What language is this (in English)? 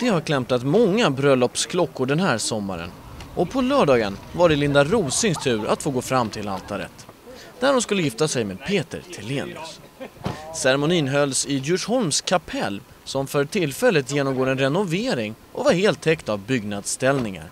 Swedish